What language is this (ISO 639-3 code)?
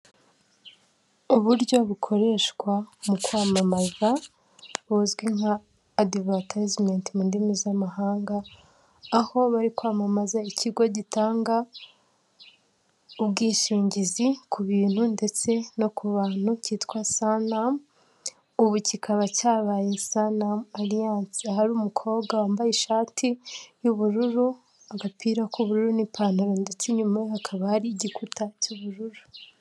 kin